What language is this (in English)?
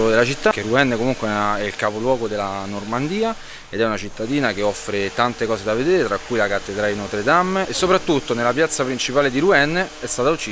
Italian